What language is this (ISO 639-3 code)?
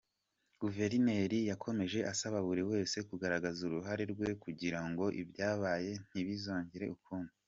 kin